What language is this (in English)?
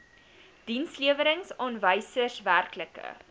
Afrikaans